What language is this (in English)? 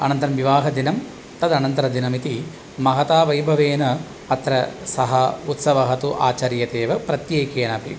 Sanskrit